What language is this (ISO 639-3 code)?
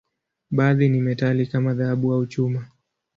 swa